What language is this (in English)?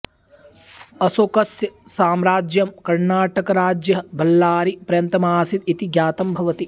Sanskrit